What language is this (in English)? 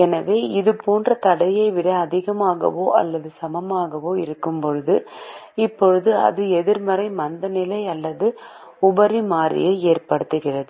Tamil